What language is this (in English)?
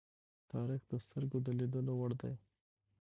Pashto